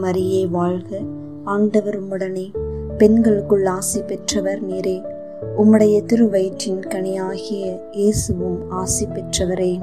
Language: Tamil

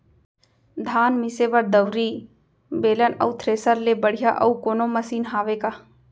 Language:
Chhattisgarhi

